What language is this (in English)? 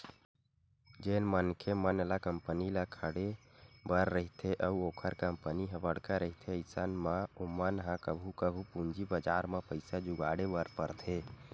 Chhattisgarhi